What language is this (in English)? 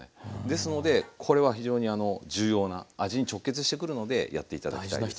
Japanese